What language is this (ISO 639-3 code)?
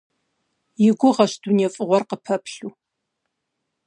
kbd